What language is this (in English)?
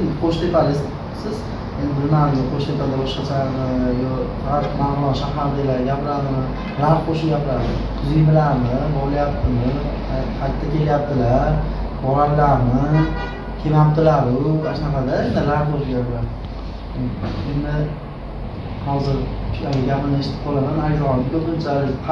Turkish